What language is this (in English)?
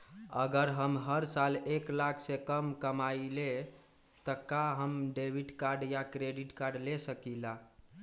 Magahi